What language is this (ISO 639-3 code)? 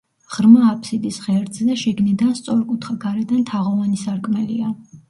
kat